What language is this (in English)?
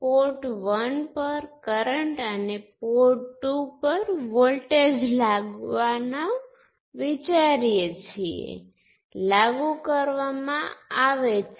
Gujarati